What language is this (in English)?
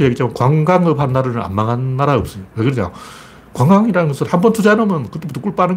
Korean